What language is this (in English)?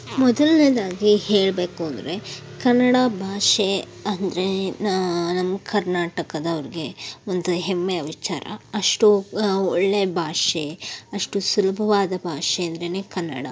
Kannada